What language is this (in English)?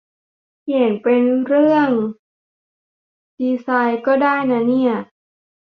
Thai